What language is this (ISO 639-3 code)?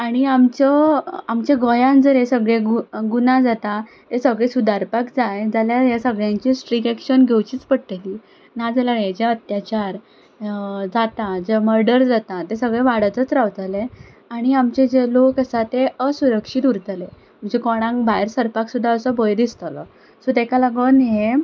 kok